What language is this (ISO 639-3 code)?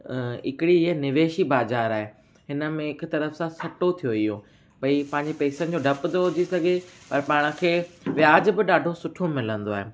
snd